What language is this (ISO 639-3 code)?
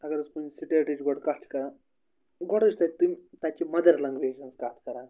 kas